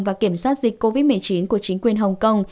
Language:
Vietnamese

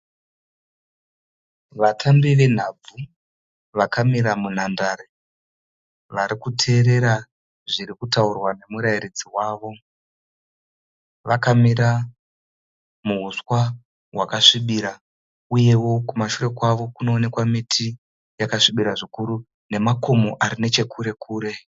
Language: Shona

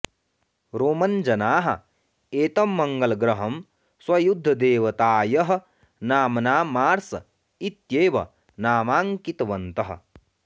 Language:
Sanskrit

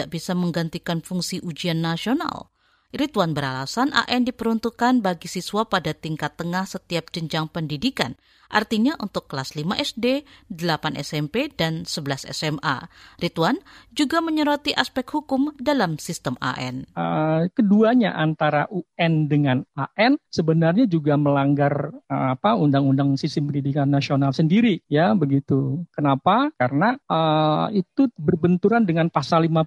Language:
Indonesian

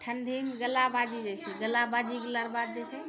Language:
Maithili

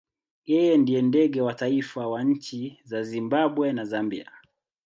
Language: Swahili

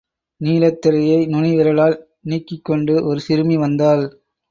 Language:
Tamil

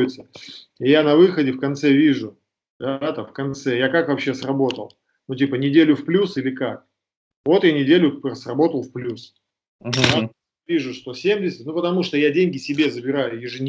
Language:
Russian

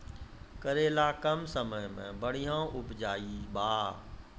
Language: Maithili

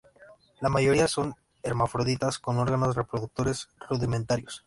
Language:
Spanish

